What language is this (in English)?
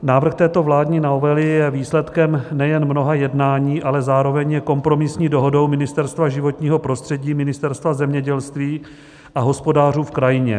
Czech